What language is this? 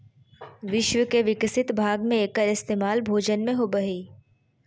Magahi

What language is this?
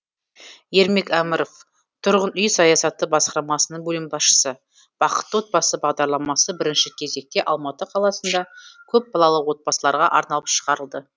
Kazakh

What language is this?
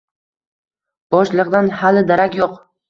Uzbek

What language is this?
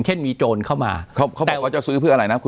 Thai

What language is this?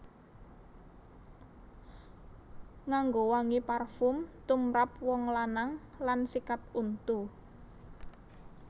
Javanese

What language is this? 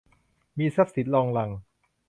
Thai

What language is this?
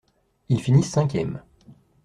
French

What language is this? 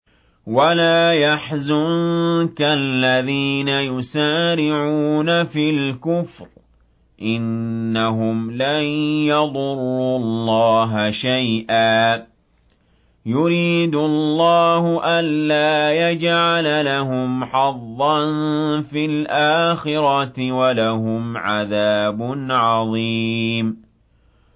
Arabic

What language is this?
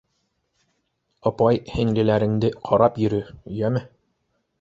Bashkir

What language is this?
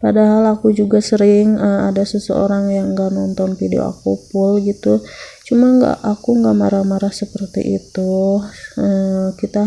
Indonesian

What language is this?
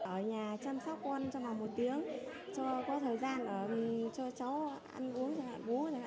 Vietnamese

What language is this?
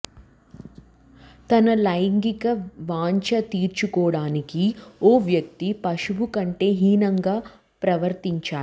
Telugu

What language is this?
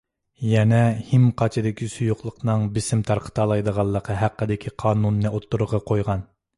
Uyghur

